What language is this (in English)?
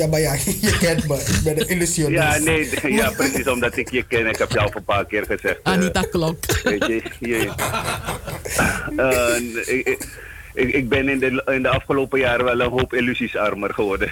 Dutch